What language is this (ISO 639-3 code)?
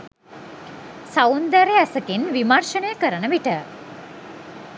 sin